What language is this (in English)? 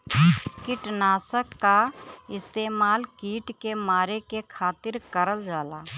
Bhojpuri